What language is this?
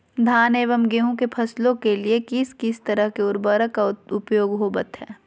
Magahi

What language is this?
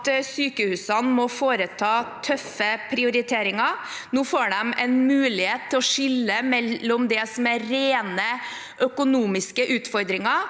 Norwegian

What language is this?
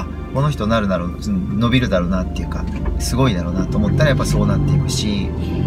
Japanese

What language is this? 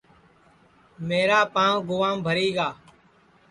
Sansi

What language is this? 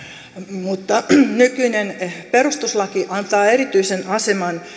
Finnish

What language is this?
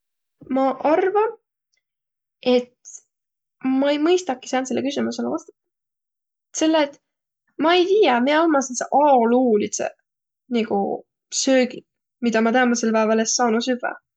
Võro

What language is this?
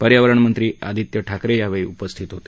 Marathi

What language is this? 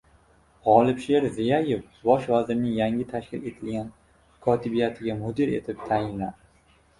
Uzbek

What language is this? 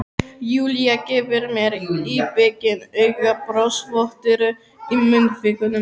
Icelandic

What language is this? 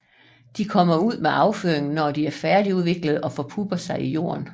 Danish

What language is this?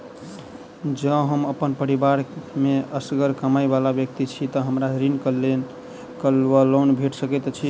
Maithili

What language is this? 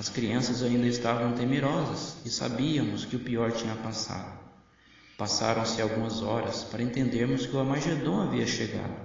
Portuguese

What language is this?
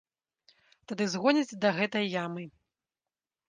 Belarusian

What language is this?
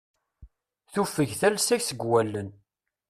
Kabyle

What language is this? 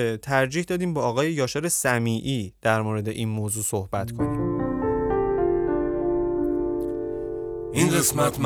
Persian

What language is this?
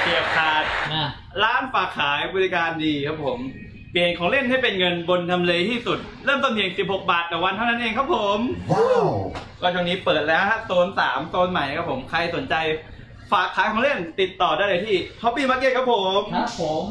Thai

